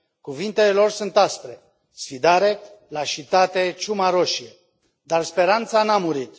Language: Romanian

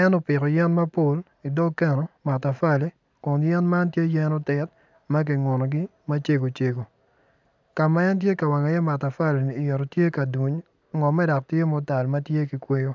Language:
Acoli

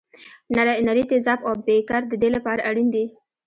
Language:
Pashto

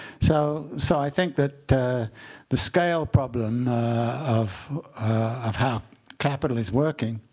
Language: English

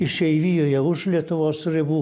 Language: Lithuanian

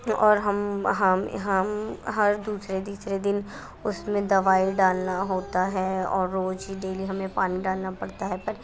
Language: Urdu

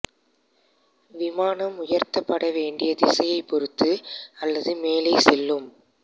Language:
Tamil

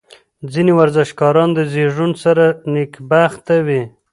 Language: Pashto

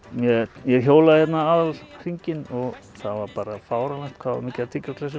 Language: Icelandic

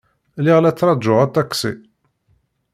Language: Kabyle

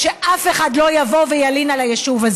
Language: Hebrew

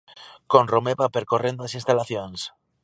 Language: Galician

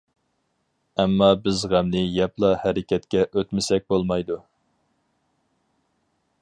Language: Uyghur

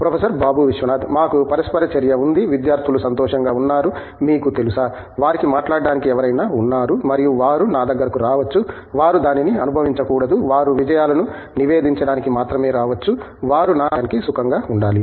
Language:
Telugu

